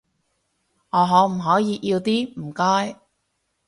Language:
Cantonese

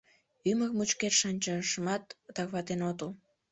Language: Mari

